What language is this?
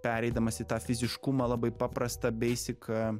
Lithuanian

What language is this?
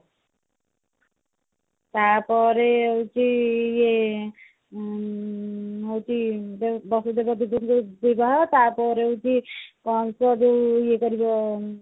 Odia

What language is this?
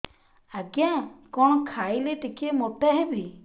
Odia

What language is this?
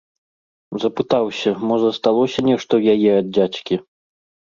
Belarusian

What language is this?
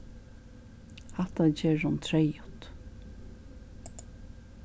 Faroese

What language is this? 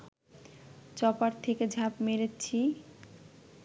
Bangla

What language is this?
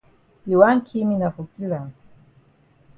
Cameroon Pidgin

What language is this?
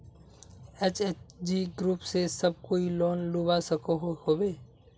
Magahi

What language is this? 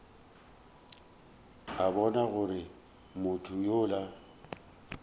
Northern Sotho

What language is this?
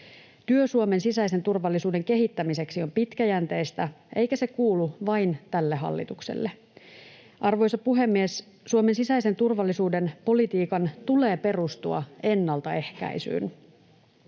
Finnish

